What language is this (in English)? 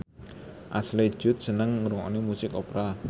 Javanese